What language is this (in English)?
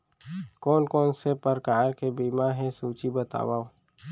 Chhattisgarhi